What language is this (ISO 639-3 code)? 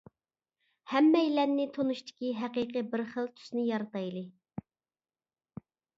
uig